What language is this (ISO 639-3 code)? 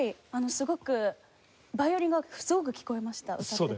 jpn